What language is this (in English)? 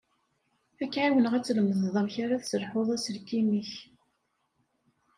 Kabyle